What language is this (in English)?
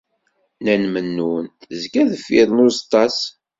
Kabyle